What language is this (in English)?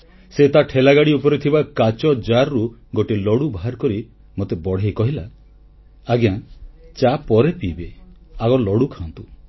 Odia